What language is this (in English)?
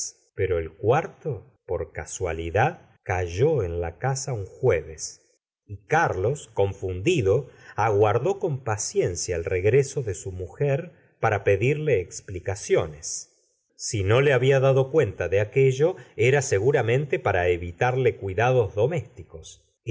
Spanish